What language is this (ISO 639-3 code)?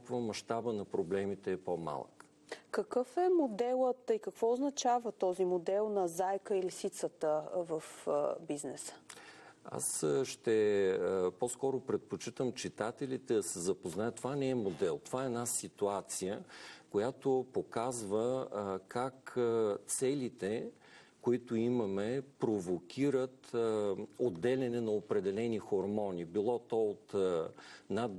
bul